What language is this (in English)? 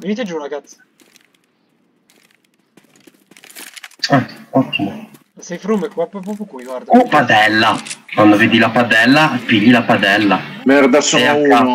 Italian